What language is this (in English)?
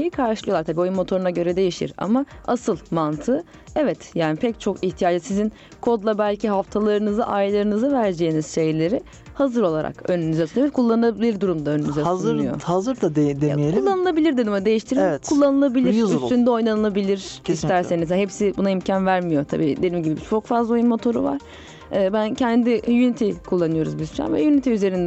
Turkish